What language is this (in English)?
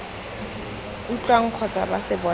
Tswana